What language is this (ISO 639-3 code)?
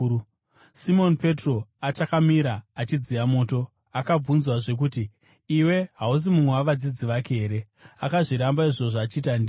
sna